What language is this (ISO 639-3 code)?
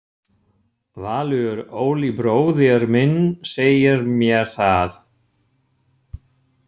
isl